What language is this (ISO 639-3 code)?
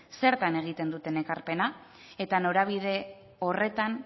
eus